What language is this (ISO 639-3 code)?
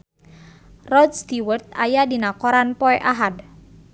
sun